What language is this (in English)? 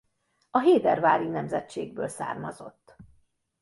Hungarian